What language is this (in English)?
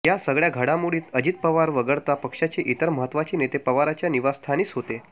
Marathi